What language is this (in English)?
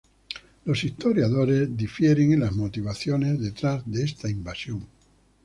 Spanish